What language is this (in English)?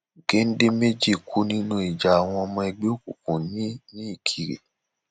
Yoruba